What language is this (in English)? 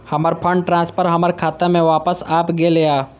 Maithili